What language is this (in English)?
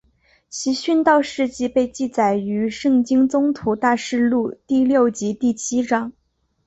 Chinese